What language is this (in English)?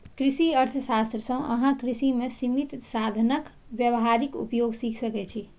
Maithili